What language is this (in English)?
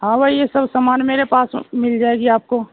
Urdu